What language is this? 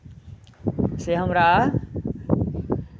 Maithili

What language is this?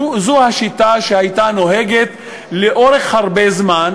Hebrew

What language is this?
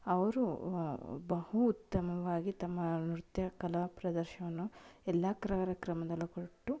Kannada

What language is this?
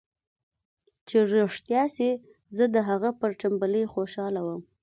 Pashto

